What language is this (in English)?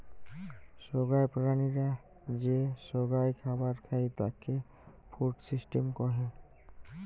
Bangla